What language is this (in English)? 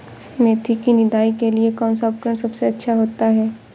Hindi